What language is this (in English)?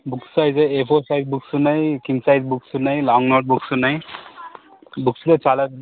Telugu